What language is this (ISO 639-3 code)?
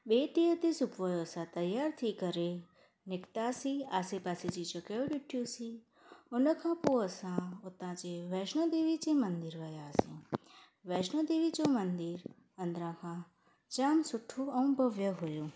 snd